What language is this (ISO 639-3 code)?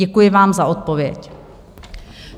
ces